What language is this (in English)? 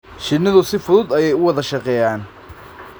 Somali